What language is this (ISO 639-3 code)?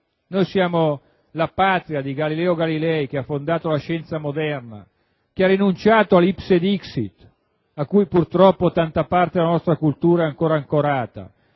ita